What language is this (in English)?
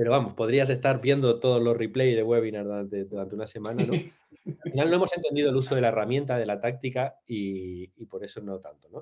Spanish